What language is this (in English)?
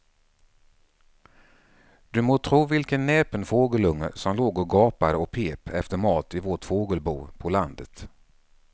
Swedish